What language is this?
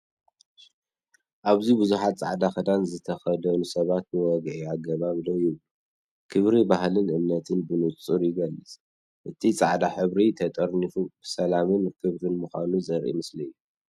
Tigrinya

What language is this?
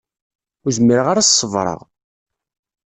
Kabyle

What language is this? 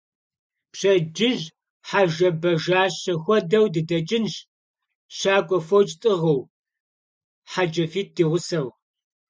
Kabardian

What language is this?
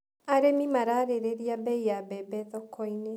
Kikuyu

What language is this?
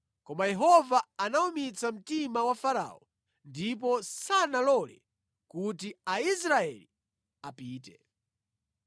Nyanja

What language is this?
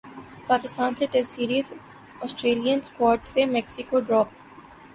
Urdu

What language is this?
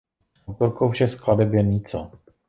Czech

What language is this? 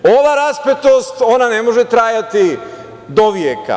Serbian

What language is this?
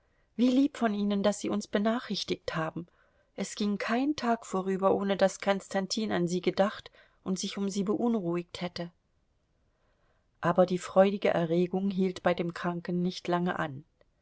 German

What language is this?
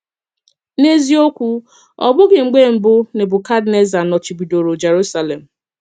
Igbo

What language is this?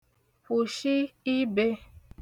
Igbo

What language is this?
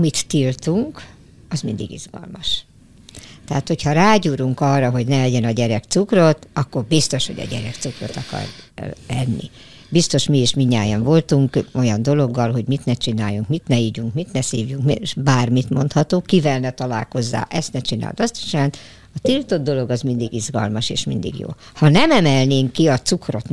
Hungarian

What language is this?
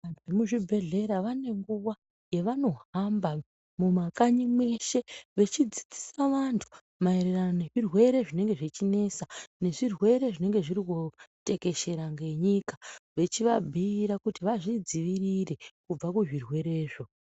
Ndau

